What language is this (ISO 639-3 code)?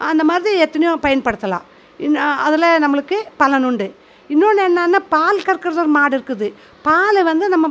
tam